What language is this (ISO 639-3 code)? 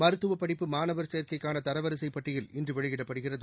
tam